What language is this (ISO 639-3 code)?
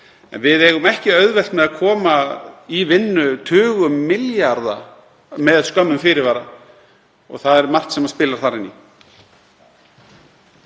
isl